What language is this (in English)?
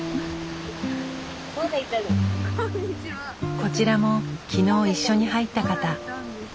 Japanese